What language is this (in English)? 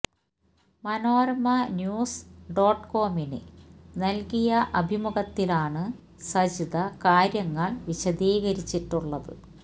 Malayalam